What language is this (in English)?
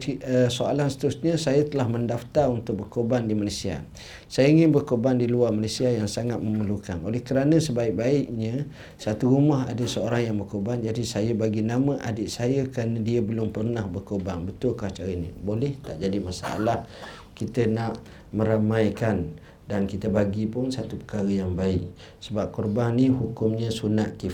Malay